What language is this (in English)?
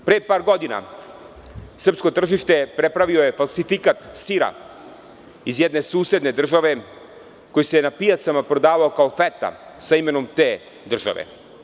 Serbian